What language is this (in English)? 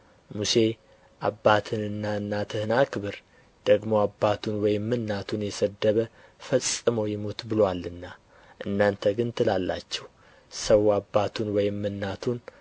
Amharic